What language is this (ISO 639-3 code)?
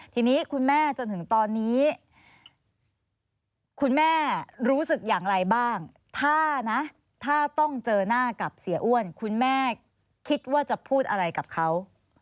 tha